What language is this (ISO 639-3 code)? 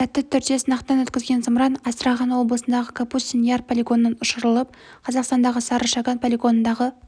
kaz